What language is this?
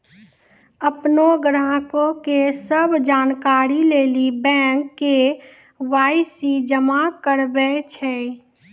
Maithili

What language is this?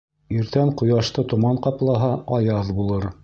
Bashkir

